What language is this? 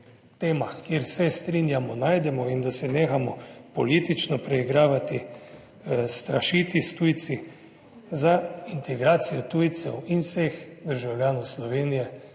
Slovenian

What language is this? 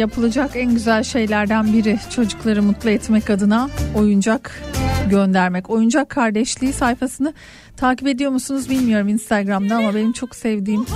Turkish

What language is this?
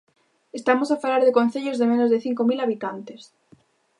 Galician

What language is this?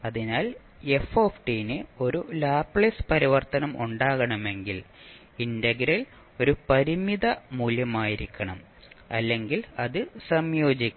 Malayalam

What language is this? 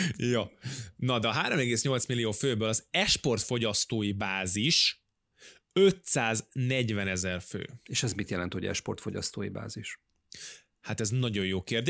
Hungarian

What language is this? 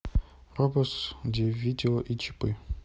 Russian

